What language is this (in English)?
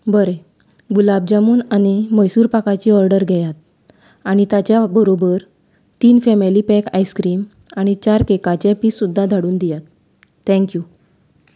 Konkani